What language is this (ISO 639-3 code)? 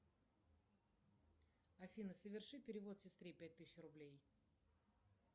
rus